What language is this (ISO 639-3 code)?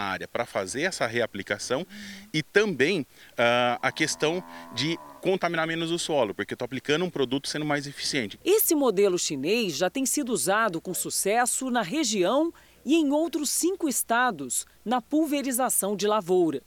por